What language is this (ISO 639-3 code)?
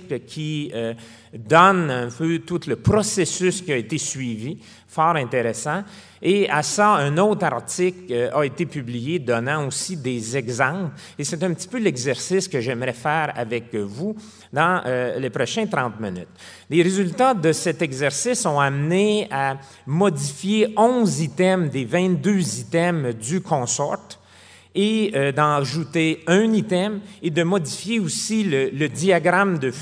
fra